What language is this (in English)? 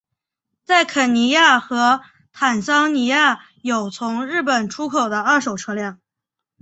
Chinese